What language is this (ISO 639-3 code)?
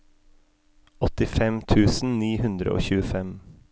nor